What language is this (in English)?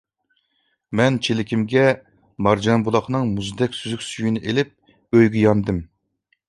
Uyghur